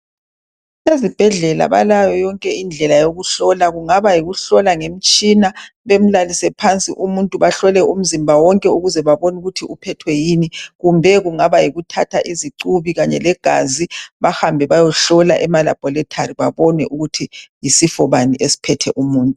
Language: North Ndebele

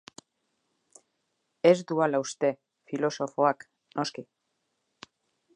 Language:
Basque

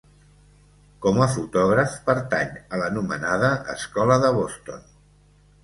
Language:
Catalan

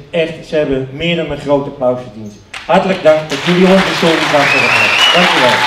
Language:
Dutch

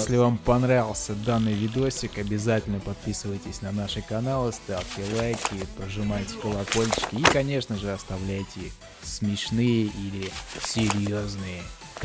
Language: Russian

